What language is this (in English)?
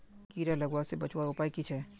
Magahi